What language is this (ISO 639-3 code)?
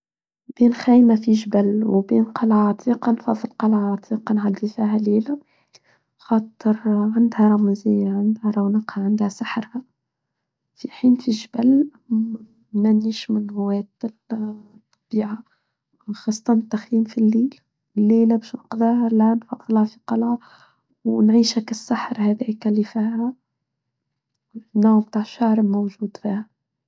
aeb